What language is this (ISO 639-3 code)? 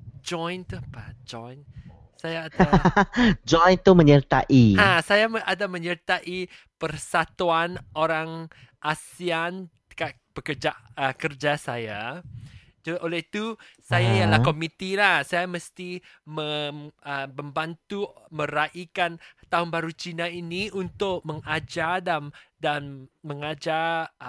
msa